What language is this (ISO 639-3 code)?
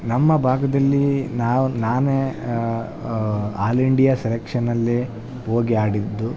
kan